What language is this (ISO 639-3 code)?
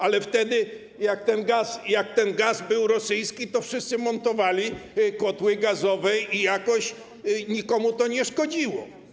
pol